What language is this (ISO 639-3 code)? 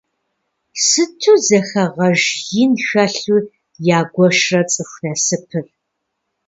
kbd